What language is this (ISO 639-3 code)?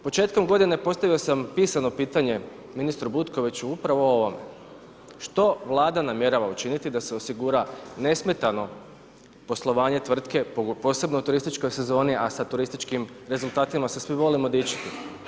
hrv